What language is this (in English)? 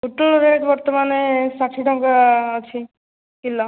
Odia